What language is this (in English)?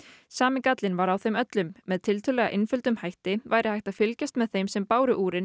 Icelandic